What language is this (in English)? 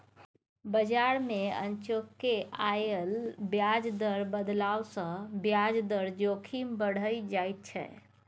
Maithili